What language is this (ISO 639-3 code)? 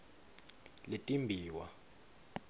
ssw